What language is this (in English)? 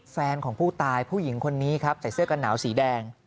Thai